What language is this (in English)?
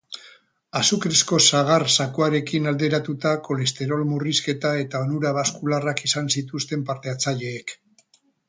Basque